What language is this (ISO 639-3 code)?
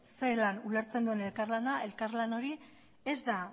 eus